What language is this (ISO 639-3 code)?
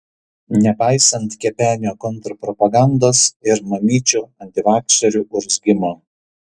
lit